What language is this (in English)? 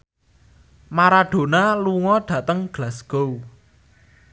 Javanese